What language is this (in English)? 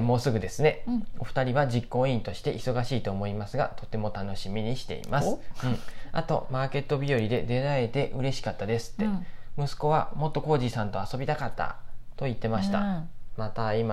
Japanese